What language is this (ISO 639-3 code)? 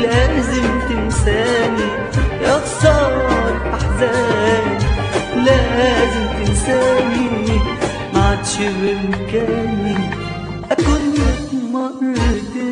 ara